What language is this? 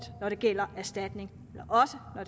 Danish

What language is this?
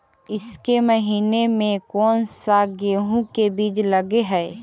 Magahi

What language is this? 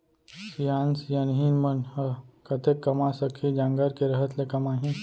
Chhattisgarhi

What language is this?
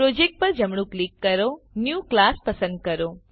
Gujarati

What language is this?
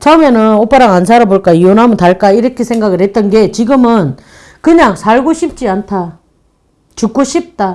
Korean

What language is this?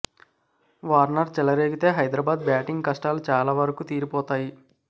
Telugu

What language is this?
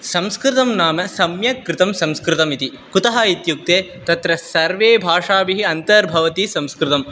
Sanskrit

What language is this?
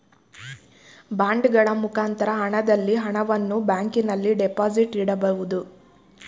Kannada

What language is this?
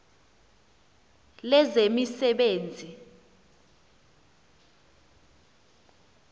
Xhosa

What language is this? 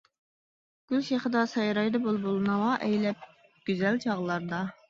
Uyghur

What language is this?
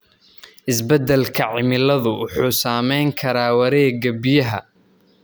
Somali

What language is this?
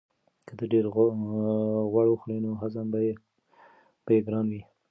Pashto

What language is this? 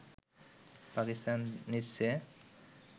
Bangla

